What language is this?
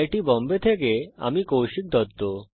Bangla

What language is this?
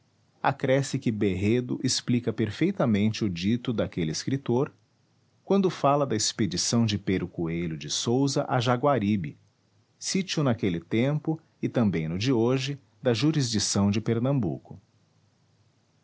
Portuguese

